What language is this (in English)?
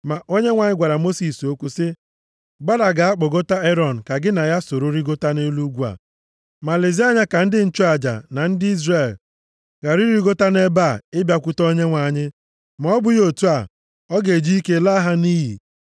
Igbo